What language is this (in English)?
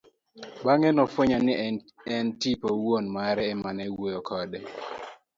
Luo (Kenya and Tanzania)